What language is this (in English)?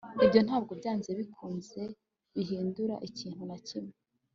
Kinyarwanda